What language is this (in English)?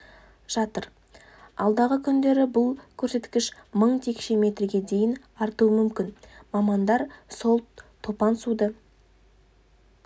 Kazakh